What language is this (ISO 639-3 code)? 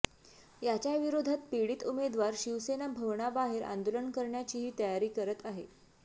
mar